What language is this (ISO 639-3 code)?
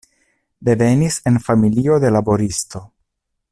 epo